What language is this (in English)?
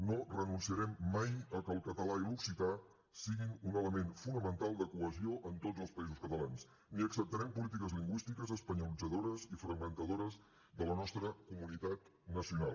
Catalan